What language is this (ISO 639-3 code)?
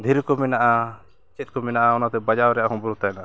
sat